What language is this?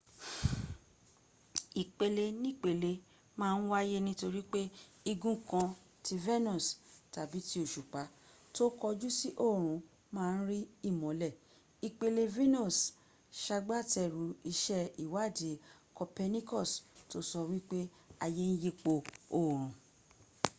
Yoruba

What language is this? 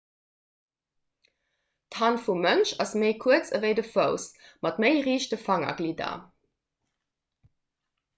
Luxembourgish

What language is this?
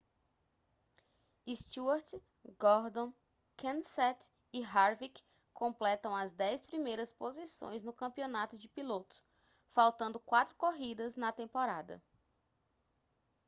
Portuguese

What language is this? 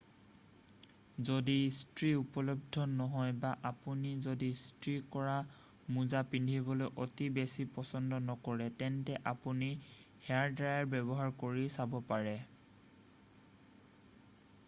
Assamese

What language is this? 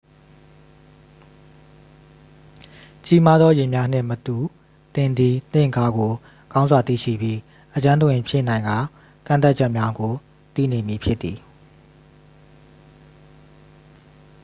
Burmese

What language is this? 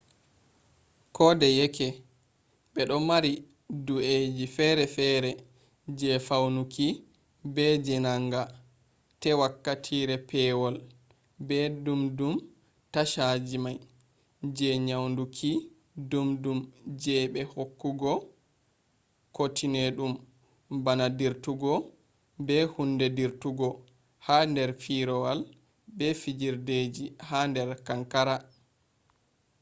Fula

